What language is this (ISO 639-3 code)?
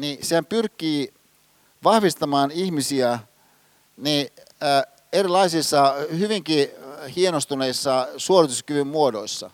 fin